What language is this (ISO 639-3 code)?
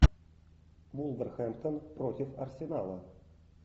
rus